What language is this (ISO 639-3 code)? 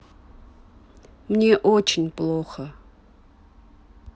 rus